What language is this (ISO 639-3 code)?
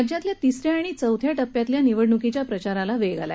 mar